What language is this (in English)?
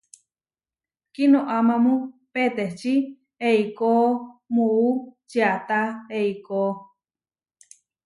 Huarijio